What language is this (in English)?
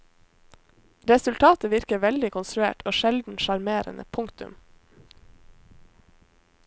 Norwegian